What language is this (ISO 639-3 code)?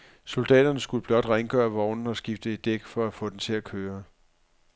dan